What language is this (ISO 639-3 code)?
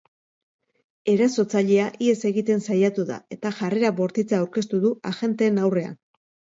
eus